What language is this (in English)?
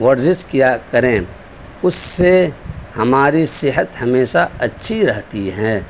Urdu